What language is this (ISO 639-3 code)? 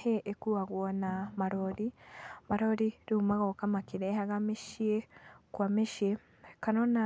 kik